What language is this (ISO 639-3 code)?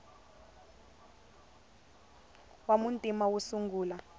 tso